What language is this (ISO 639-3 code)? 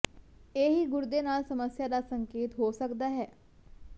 pan